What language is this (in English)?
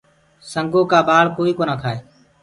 Gurgula